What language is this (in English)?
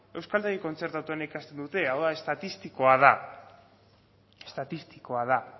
Basque